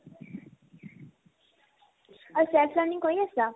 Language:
Assamese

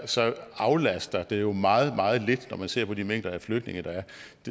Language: Danish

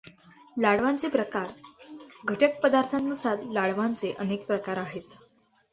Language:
Marathi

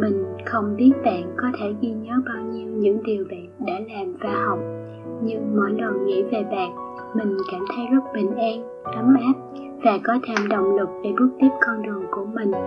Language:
Vietnamese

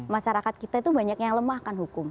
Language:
Indonesian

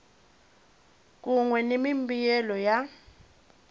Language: Tsonga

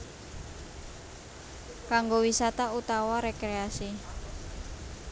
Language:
Javanese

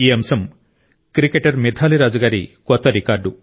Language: Telugu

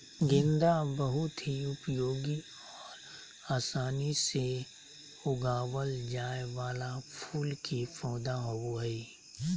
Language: Magahi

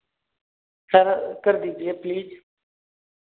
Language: Hindi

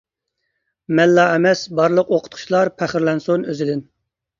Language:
Uyghur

